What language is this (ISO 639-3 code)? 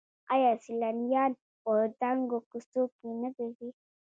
pus